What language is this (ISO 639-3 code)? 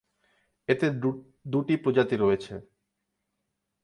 ben